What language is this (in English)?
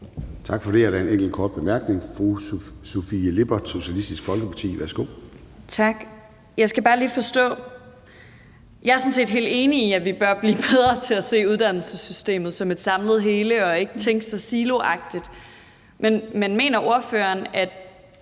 Danish